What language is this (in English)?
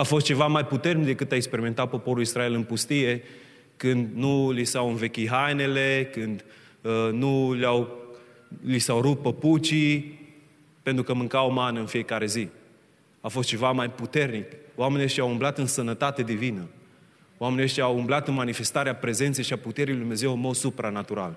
Romanian